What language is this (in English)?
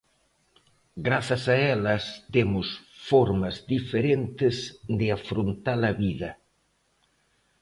Galician